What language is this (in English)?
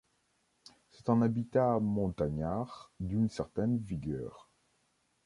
French